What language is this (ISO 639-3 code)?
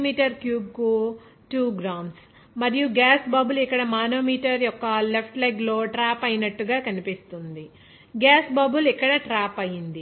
tel